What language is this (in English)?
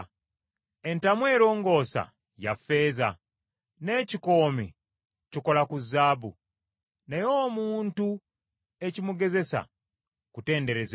Ganda